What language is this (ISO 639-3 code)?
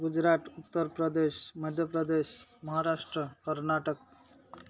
ori